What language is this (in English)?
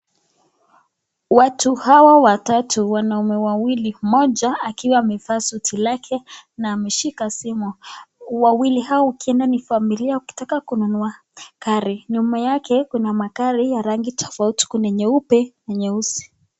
Swahili